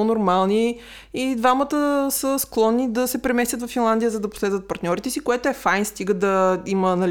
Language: Bulgarian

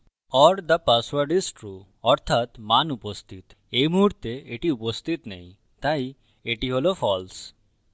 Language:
Bangla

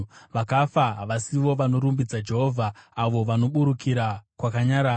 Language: Shona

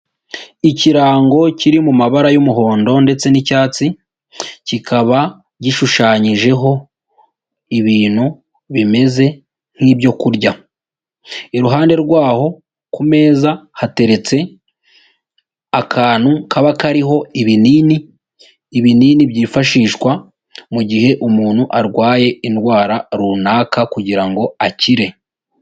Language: Kinyarwanda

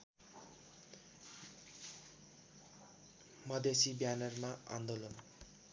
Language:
Nepali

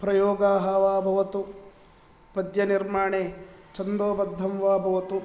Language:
Sanskrit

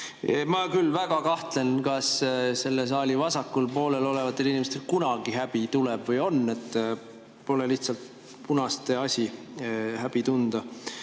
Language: Estonian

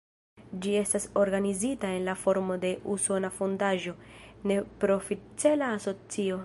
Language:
Esperanto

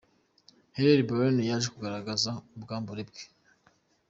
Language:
Kinyarwanda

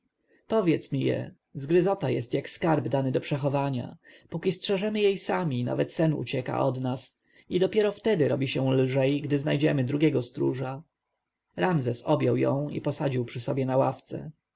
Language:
Polish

